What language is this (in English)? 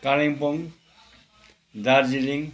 Nepali